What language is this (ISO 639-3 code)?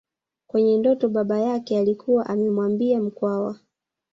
swa